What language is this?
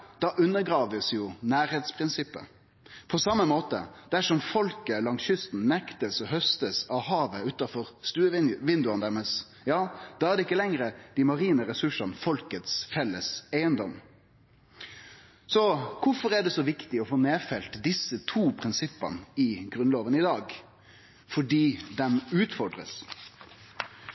Norwegian Nynorsk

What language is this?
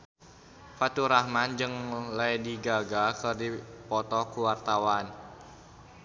Sundanese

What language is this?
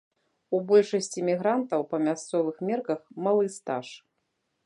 Belarusian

